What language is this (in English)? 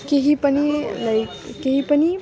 Nepali